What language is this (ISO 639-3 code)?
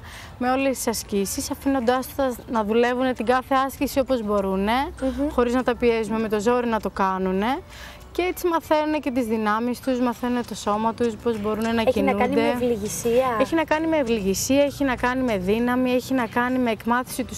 ell